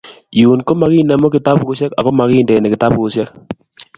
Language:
Kalenjin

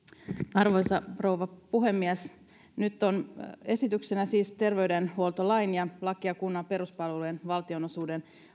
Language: Finnish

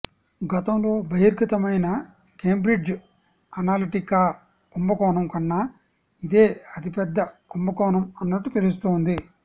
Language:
Telugu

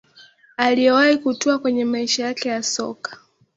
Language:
Swahili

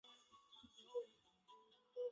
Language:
Chinese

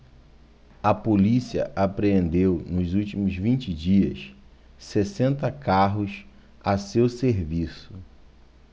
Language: Portuguese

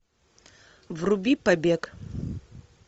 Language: Russian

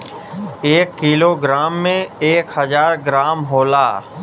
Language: Bhojpuri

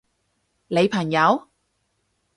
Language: Cantonese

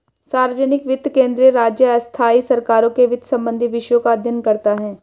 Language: Hindi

